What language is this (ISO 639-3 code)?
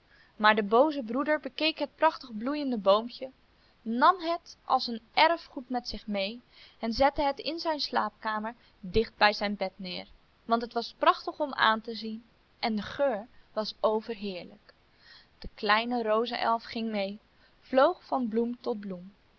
nld